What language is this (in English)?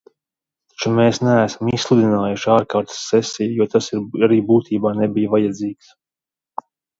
Latvian